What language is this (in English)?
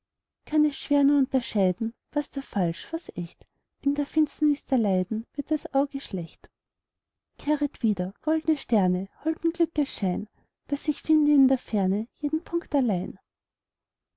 German